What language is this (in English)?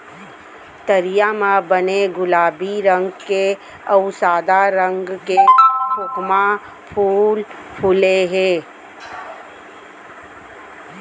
Chhattisgarhi